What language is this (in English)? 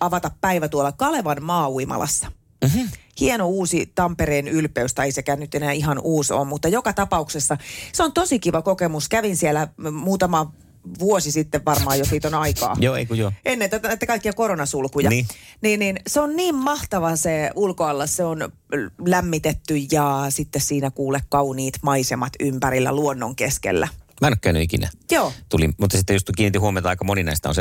Finnish